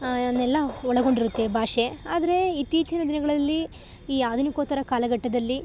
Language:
Kannada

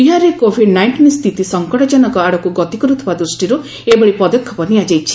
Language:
Odia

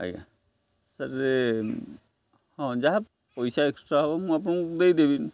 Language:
Odia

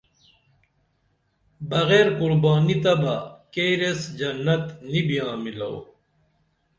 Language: Dameli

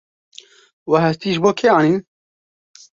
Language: Kurdish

